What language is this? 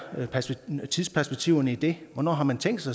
Danish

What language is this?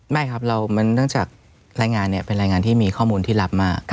Thai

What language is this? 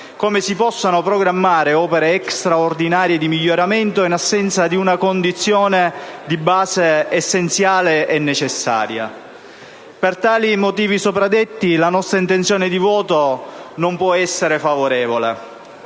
Italian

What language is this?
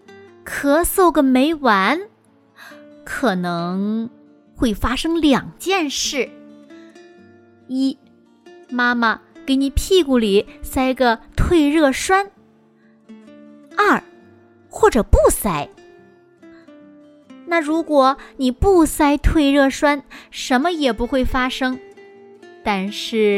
Chinese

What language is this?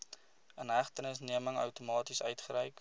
Afrikaans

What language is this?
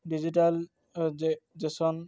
Odia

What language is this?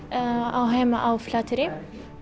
Icelandic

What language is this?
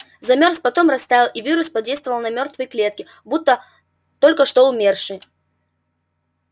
Russian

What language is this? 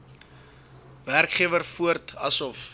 Afrikaans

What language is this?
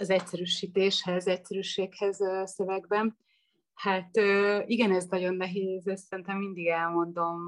Hungarian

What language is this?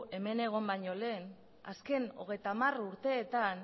Basque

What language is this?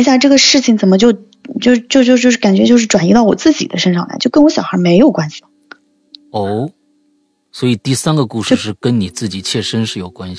Chinese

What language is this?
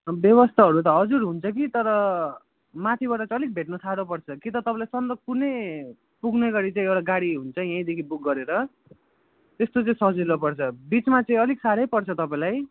Nepali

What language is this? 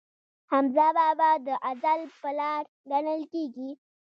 Pashto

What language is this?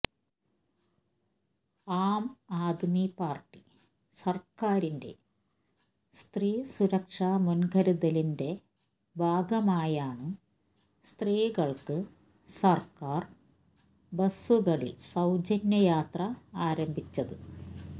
Malayalam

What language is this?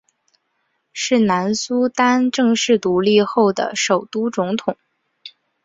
Chinese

